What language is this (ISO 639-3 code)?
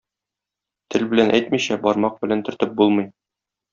tat